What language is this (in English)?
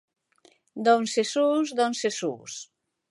Galician